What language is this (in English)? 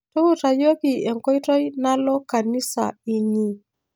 Masai